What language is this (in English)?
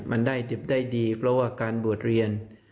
Thai